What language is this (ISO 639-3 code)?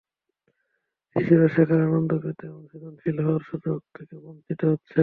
ben